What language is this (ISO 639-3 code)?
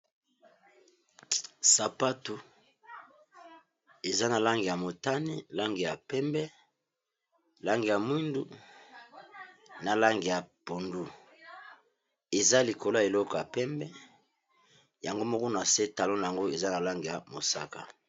lin